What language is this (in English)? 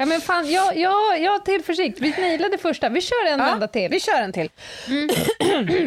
Swedish